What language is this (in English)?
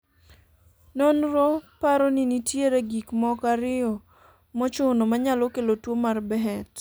Luo (Kenya and Tanzania)